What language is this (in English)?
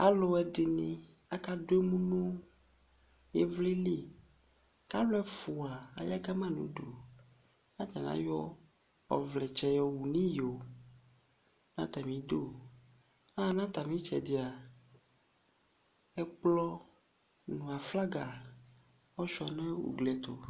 Ikposo